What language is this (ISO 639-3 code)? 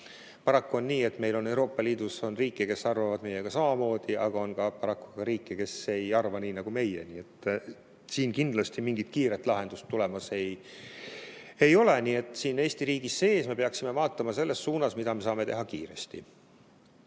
est